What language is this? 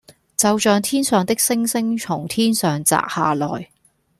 Cantonese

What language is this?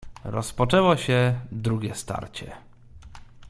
Polish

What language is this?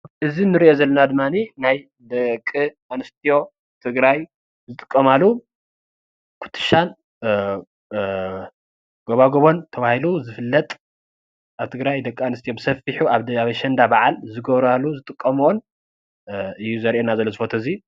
Tigrinya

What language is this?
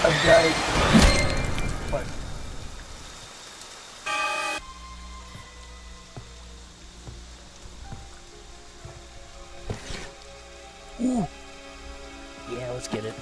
English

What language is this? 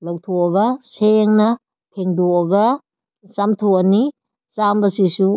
Manipuri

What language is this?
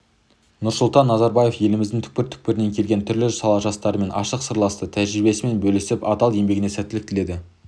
Kazakh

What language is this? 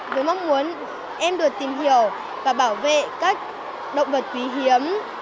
Vietnamese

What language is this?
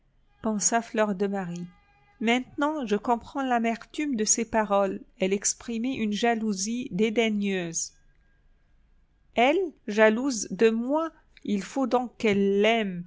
French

